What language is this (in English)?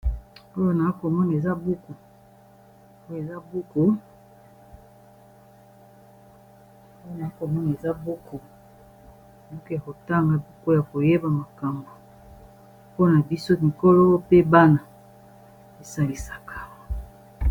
Lingala